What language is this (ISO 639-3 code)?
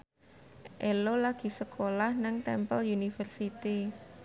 jav